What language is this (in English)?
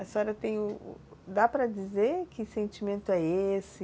Portuguese